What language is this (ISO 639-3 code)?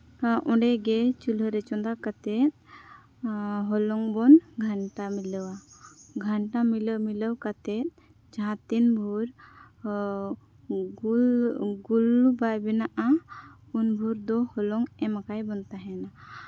sat